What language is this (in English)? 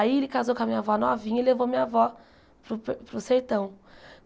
Portuguese